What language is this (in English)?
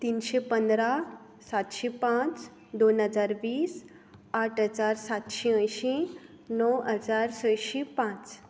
Konkani